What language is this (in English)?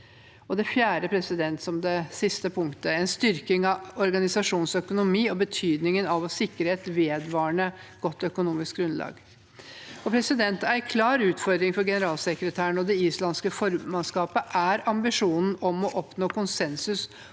Norwegian